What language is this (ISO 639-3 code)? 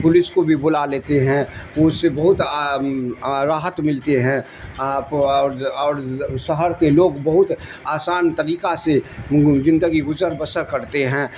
urd